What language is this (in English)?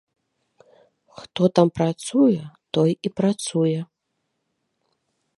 Belarusian